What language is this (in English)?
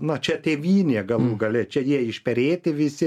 Lithuanian